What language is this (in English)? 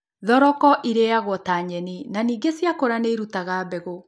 Kikuyu